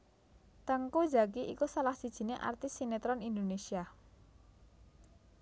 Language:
Javanese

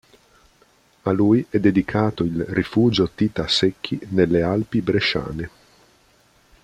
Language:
Italian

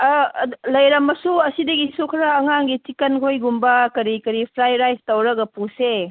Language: Manipuri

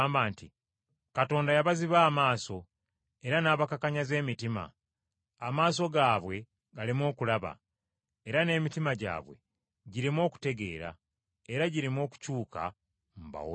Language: Ganda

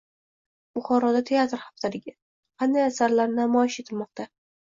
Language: Uzbek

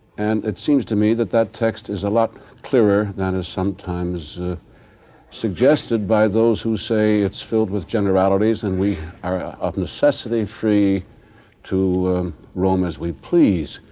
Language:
English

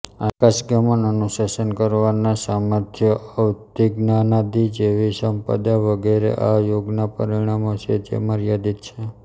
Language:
Gujarati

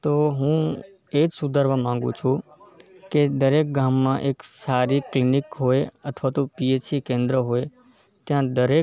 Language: Gujarati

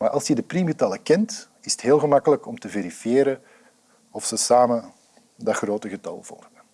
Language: Dutch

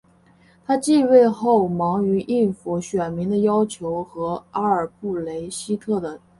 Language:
Chinese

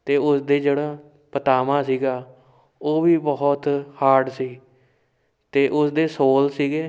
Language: Punjabi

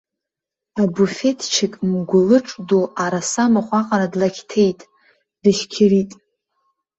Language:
Abkhazian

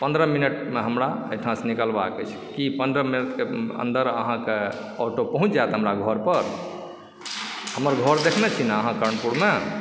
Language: Maithili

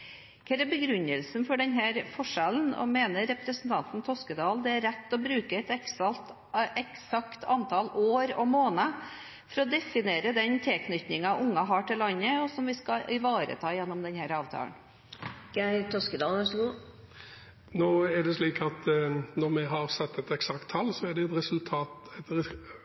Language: Norwegian Bokmål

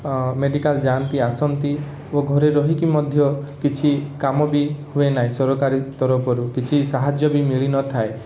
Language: Odia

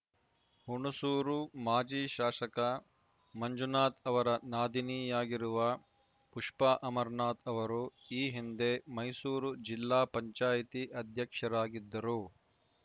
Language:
Kannada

